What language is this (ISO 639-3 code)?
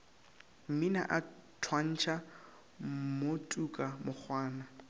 nso